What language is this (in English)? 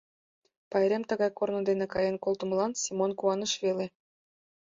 Mari